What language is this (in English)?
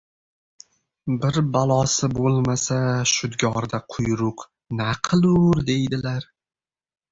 Uzbek